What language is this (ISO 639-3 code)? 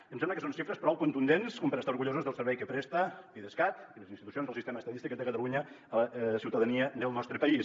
cat